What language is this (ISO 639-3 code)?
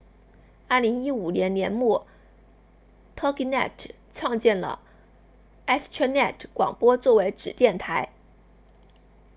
zho